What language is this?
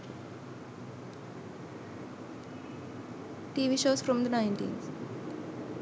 Sinhala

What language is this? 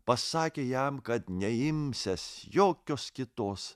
Lithuanian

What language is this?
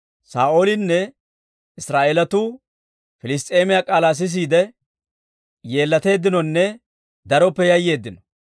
Dawro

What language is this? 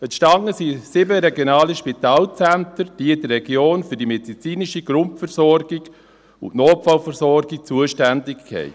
Swiss German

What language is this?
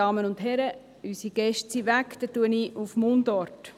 Swiss German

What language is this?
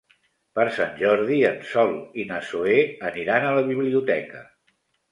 Catalan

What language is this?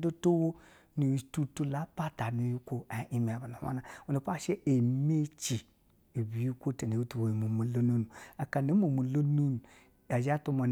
Basa (Nigeria)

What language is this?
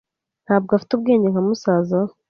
Kinyarwanda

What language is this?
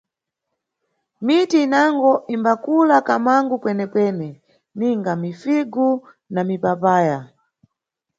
Nyungwe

